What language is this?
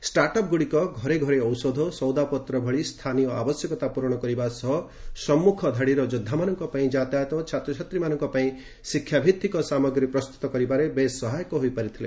Odia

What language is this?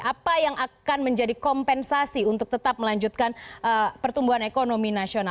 Indonesian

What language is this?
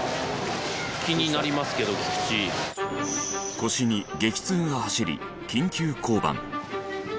Japanese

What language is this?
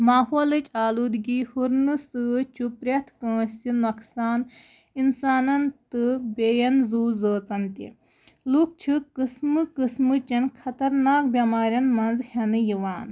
Kashmiri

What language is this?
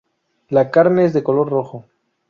Spanish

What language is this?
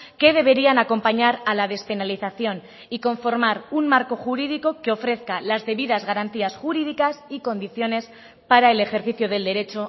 Spanish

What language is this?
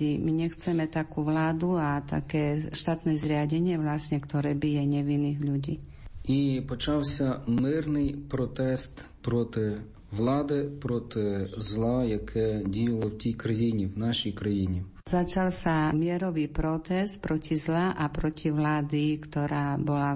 Slovak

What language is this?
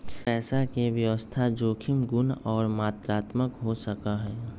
Magahi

